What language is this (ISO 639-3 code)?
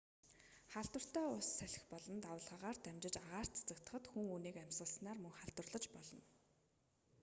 mon